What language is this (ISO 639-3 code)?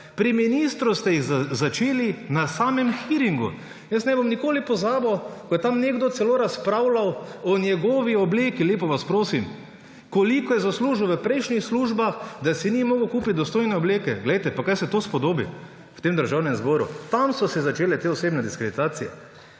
slv